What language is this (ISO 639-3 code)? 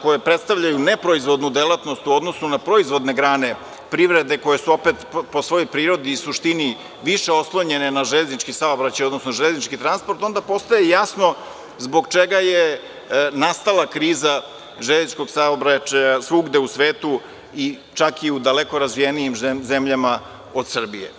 srp